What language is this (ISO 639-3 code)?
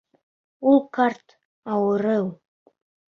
bak